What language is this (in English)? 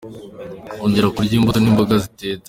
Kinyarwanda